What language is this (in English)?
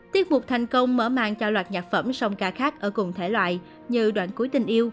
Vietnamese